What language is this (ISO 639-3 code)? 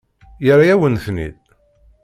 kab